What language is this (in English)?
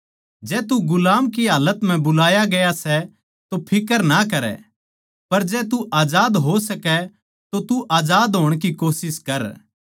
Haryanvi